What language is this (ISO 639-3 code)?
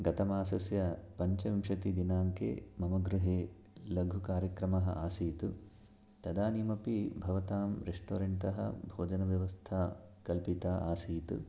san